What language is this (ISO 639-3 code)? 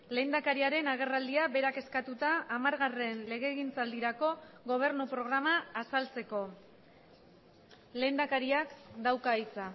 eus